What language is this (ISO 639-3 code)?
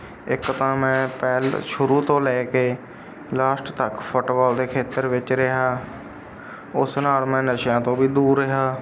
pan